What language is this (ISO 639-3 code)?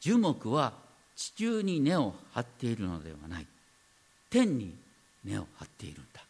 jpn